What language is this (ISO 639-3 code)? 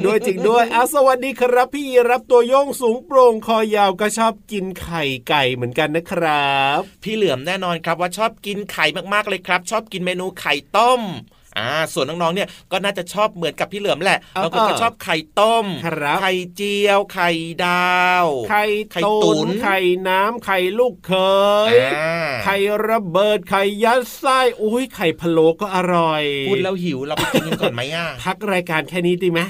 tha